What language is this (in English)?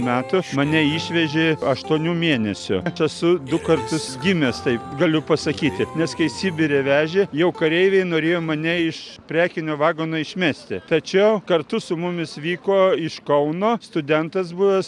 Lithuanian